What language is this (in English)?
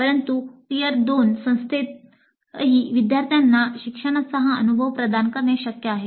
Marathi